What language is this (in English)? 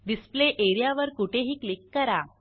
Marathi